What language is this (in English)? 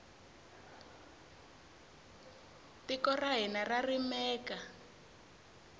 Tsonga